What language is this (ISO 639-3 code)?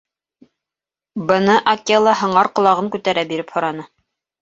bak